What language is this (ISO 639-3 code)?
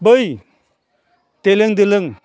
brx